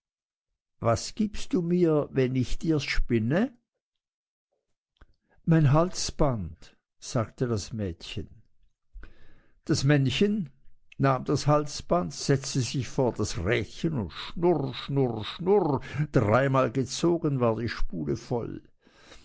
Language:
German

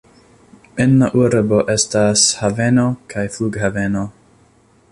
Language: Esperanto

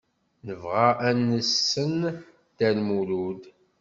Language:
Kabyle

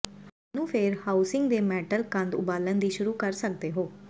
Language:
Punjabi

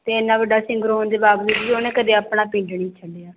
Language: Punjabi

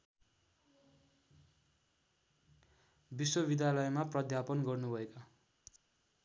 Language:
Nepali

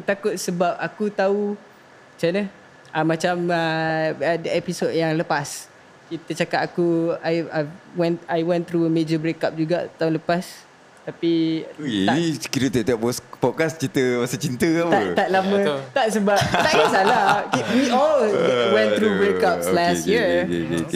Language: Malay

